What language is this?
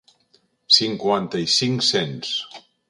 Catalan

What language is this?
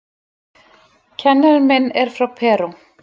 Icelandic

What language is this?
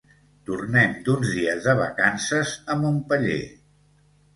Catalan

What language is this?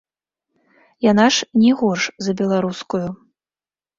Belarusian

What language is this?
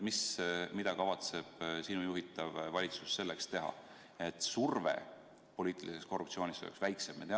Estonian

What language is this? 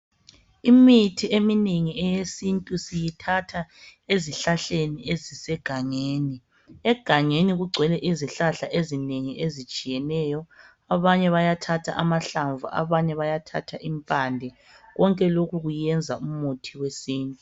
North Ndebele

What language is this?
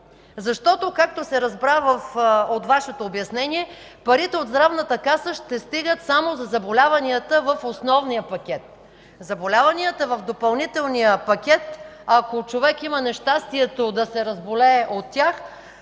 Bulgarian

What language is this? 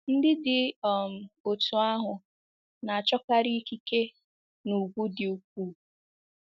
Igbo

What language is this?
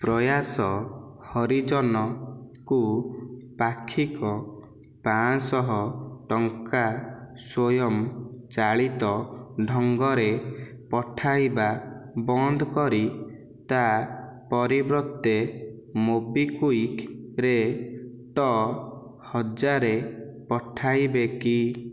Odia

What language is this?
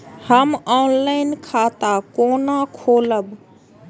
Maithili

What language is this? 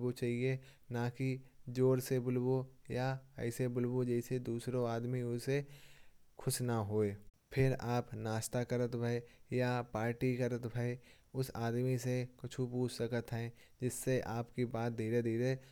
Kanauji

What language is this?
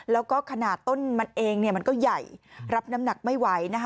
Thai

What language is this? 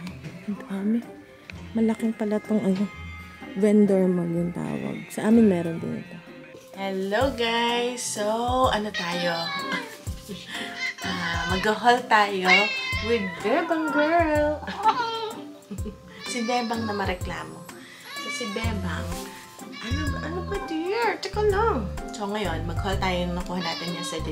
Filipino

